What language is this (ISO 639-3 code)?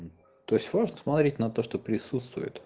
rus